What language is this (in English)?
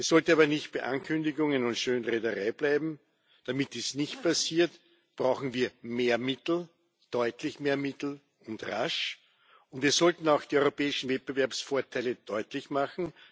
German